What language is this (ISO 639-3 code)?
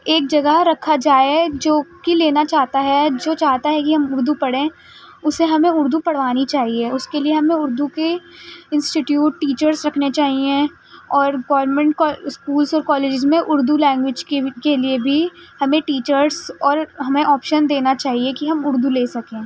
urd